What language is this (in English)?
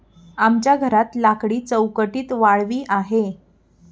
Marathi